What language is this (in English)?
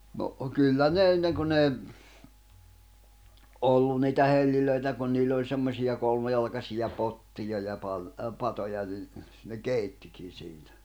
Finnish